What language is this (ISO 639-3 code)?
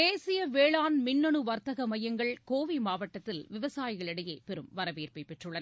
tam